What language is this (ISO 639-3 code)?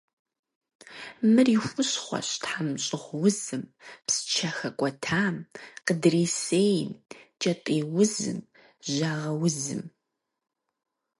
kbd